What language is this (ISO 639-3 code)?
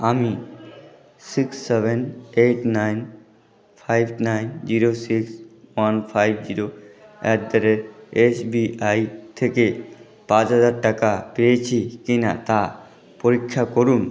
ben